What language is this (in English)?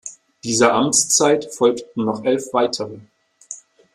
German